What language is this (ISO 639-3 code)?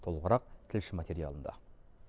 kaz